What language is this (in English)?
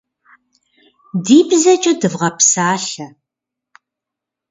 Kabardian